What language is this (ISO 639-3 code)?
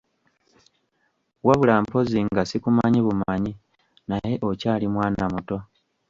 lug